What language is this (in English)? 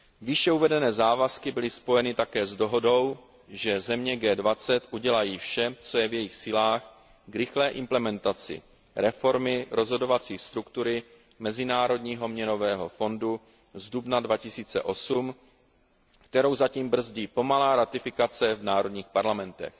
Czech